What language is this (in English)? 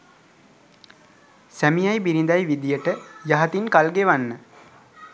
Sinhala